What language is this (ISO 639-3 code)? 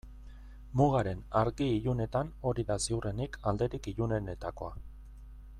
eus